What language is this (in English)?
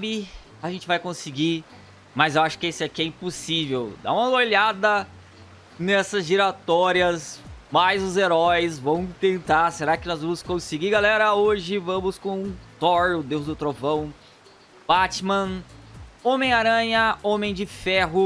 Portuguese